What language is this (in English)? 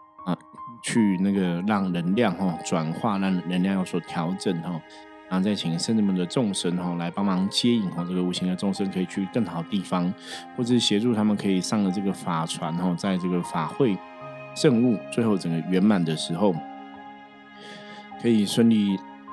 Chinese